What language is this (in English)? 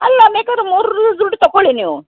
Kannada